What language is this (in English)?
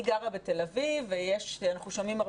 Hebrew